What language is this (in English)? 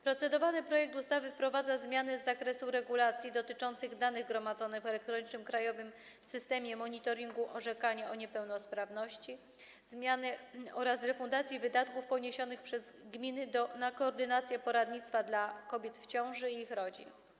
Polish